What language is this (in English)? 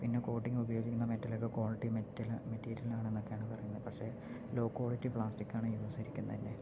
Malayalam